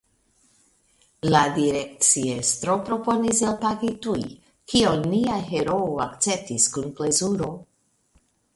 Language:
Esperanto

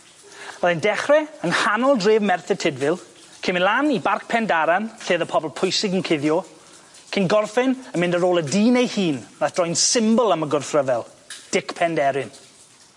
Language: Welsh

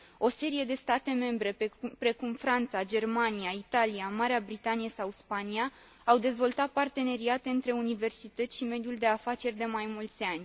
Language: Romanian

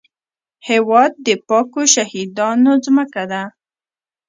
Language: Pashto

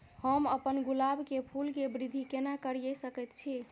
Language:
Maithili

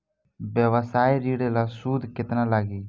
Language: Bhojpuri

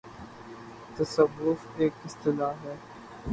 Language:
Urdu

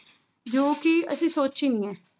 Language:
Punjabi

